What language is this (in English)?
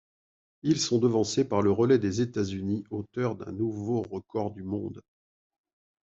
French